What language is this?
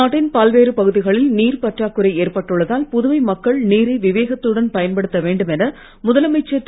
Tamil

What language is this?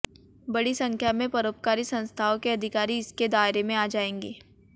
Hindi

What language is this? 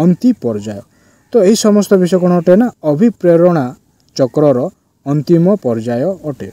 Hindi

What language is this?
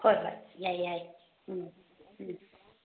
Manipuri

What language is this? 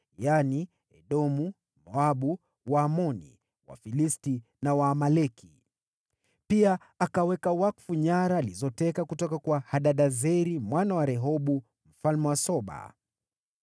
Swahili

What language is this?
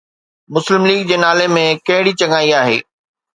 Sindhi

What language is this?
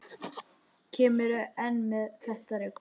Icelandic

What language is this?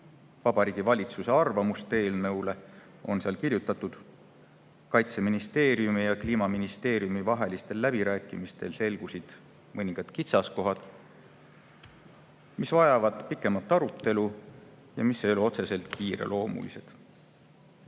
Estonian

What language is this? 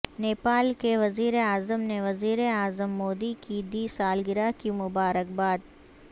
Urdu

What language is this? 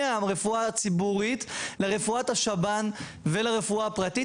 Hebrew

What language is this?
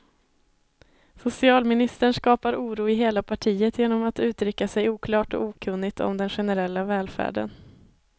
Swedish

